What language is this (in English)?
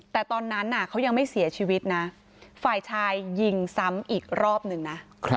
Thai